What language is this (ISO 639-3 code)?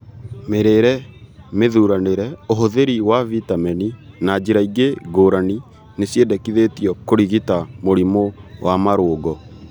kik